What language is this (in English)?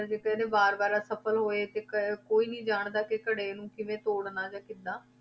Punjabi